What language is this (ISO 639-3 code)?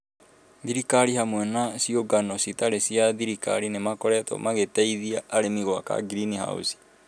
kik